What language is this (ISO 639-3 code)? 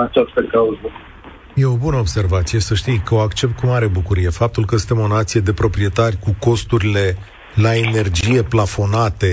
ron